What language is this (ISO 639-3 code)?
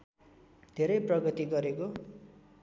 nep